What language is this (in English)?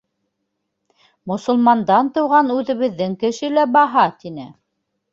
Bashkir